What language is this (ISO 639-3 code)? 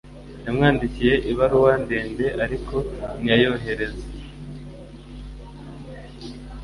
kin